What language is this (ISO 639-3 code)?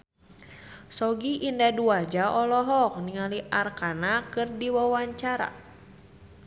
sun